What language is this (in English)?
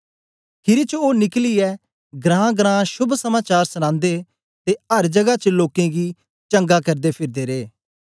Dogri